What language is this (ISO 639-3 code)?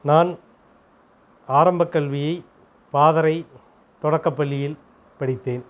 tam